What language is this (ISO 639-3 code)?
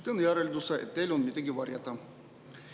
est